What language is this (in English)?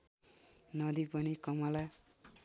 Nepali